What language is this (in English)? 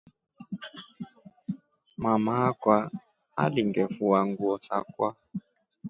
Rombo